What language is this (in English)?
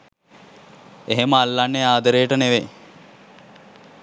Sinhala